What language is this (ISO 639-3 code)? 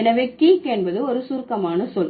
tam